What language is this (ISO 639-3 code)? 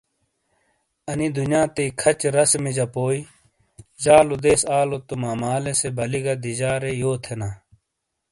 scl